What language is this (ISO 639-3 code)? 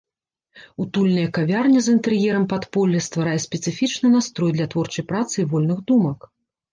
bel